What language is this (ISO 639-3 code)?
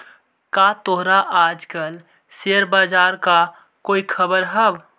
mag